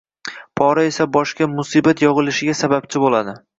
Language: Uzbek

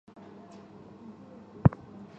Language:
Chinese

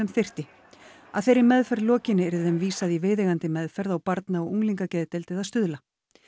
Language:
Icelandic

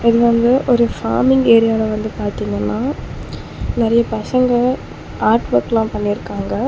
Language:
Tamil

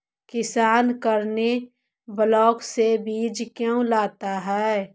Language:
Magahi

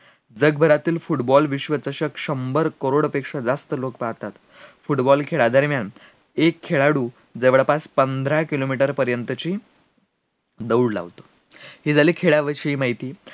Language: Marathi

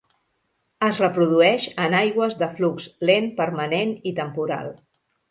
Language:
Catalan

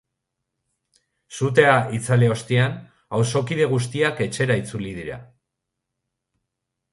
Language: Basque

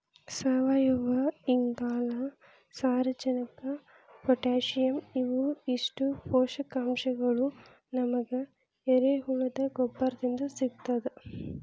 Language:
Kannada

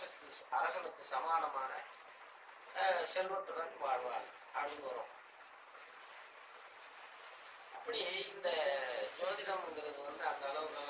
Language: Tamil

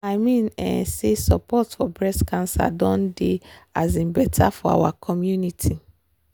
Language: Nigerian Pidgin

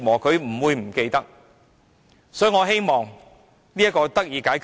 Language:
Cantonese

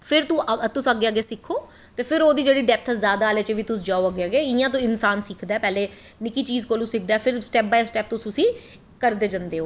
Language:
Dogri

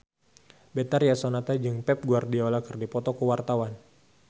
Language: Sundanese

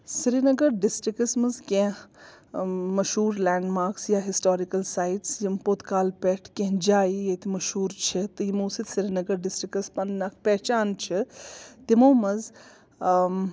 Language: Kashmiri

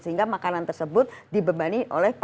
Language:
Indonesian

